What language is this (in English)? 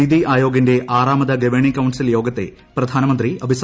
Malayalam